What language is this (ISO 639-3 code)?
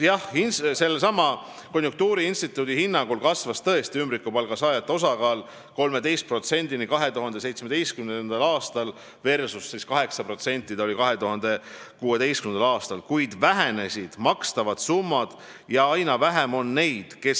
est